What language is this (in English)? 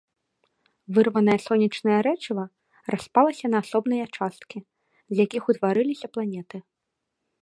Belarusian